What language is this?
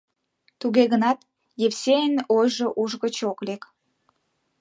Mari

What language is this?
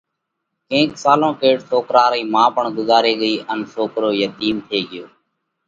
Parkari Koli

